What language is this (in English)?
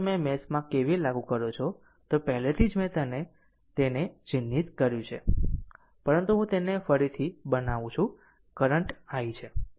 Gujarati